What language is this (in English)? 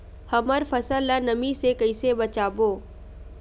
Chhattisgarhi